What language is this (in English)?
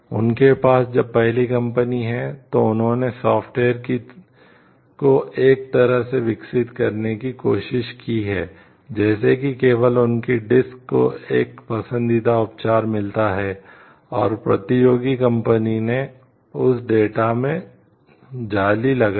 Hindi